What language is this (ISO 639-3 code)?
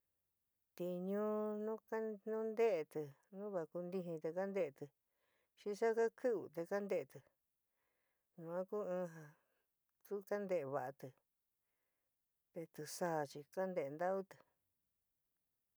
mig